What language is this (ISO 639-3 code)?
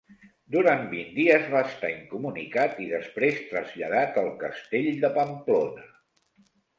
cat